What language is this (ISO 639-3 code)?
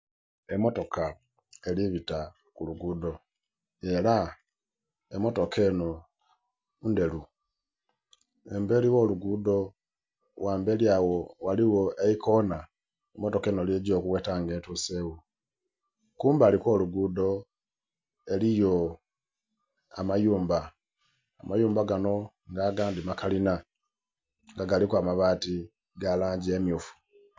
xog